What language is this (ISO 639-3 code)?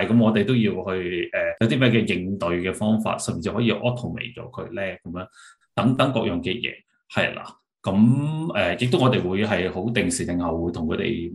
zho